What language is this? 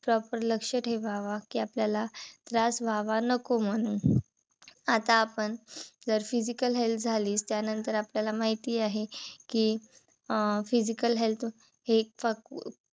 Marathi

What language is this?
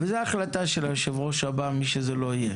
Hebrew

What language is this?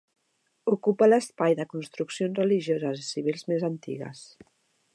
Catalan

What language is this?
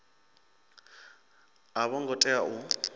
Venda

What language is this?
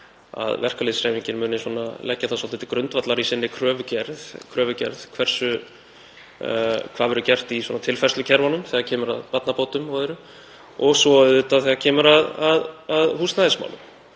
Icelandic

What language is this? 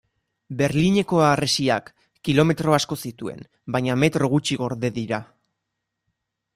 Basque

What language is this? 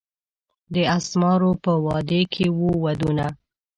Pashto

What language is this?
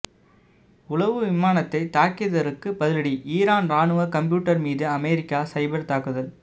Tamil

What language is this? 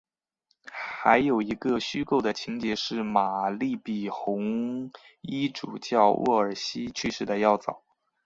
Chinese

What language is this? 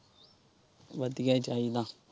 Punjabi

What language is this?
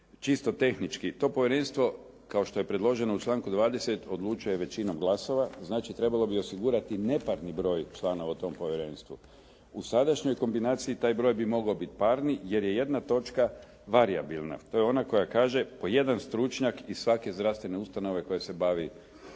Croatian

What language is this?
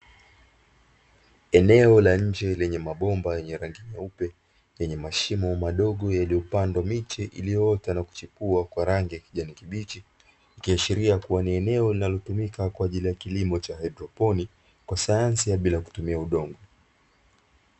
Swahili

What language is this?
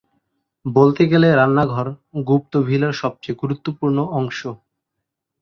Bangla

